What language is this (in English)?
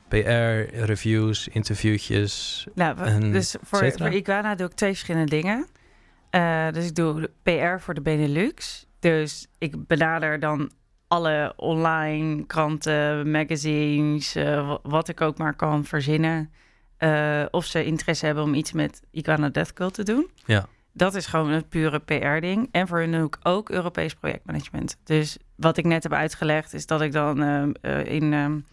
Dutch